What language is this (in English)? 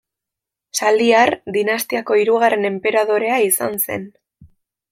Basque